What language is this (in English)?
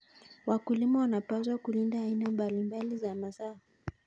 Kalenjin